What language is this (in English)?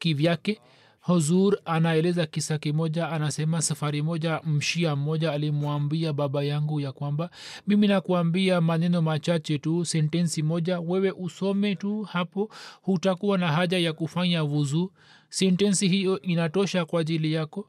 Swahili